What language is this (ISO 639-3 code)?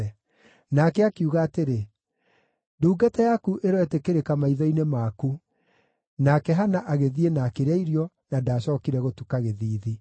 kik